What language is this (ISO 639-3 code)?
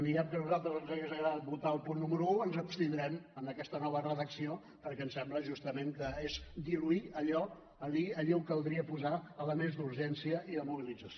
cat